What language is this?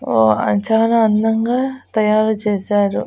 Telugu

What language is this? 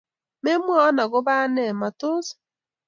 Kalenjin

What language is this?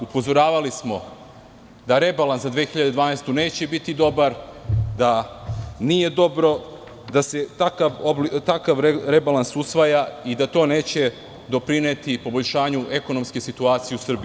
Serbian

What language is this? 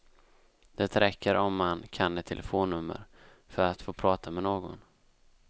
Swedish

